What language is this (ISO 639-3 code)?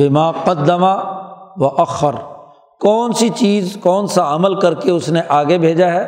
urd